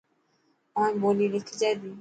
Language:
Dhatki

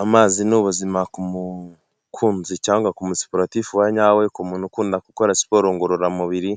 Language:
Kinyarwanda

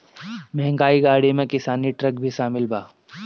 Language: Bhojpuri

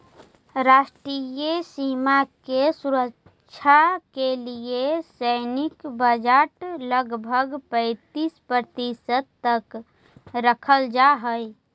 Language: Magahi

